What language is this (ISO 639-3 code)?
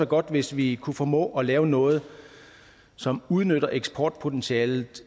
dan